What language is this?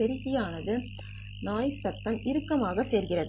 Tamil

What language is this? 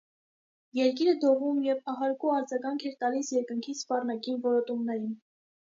Armenian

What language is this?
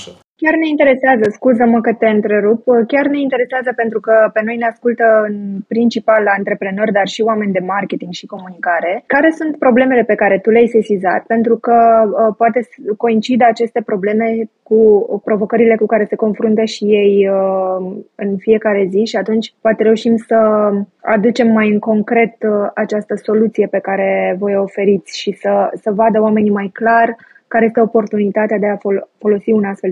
Romanian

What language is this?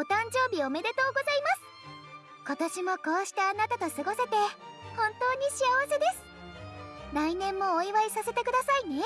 Japanese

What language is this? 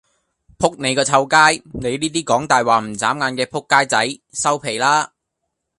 Cantonese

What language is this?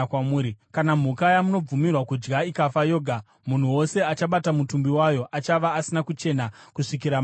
Shona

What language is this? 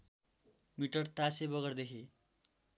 Nepali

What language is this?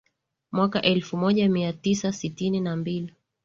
Swahili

